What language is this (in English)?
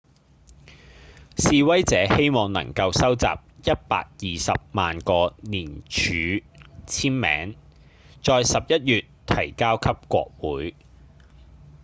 Cantonese